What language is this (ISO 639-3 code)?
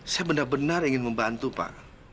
ind